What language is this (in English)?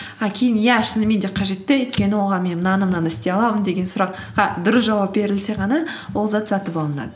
Kazakh